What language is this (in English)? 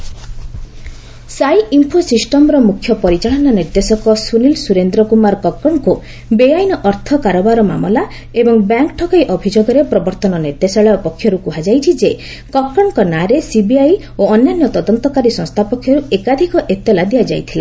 Odia